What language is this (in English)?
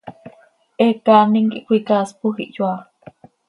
Seri